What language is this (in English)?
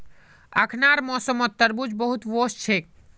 Magahi